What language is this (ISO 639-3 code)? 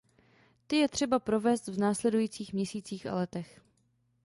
ces